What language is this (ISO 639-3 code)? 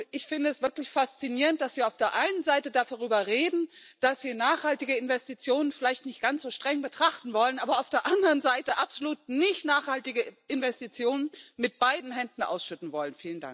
deu